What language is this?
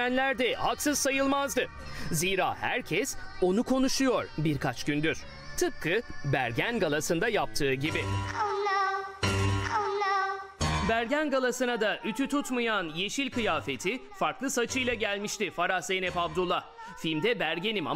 Turkish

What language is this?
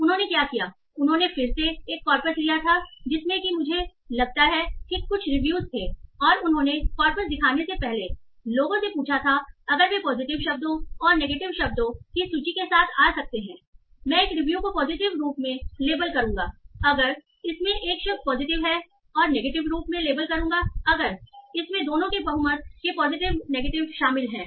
Hindi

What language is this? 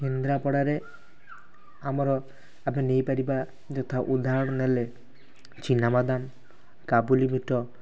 Odia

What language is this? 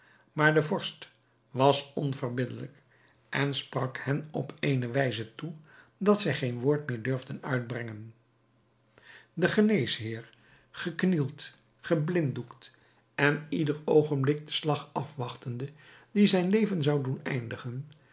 Dutch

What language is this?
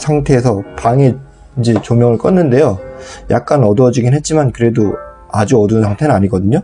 Korean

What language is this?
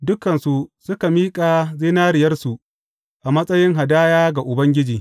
Hausa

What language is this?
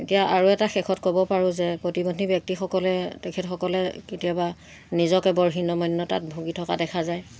Assamese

